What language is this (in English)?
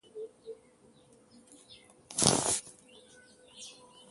Wuzlam